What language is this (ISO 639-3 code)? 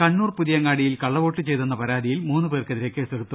mal